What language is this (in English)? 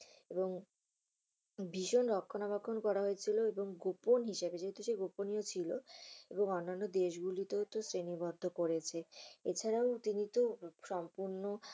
Bangla